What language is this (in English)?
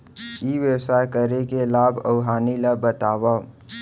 Chhattisgarhi